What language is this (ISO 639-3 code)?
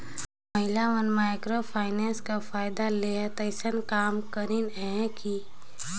hne